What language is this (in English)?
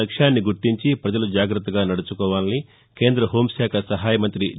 Telugu